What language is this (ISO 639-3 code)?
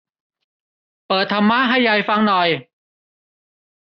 tha